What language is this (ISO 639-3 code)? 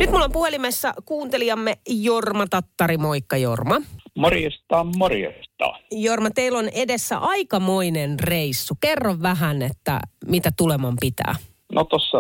fin